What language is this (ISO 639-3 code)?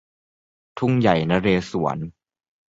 tha